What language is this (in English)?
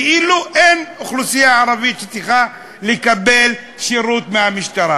Hebrew